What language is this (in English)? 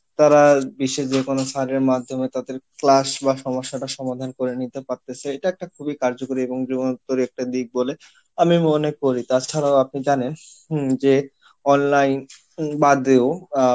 Bangla